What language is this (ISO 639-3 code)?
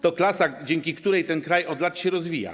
pol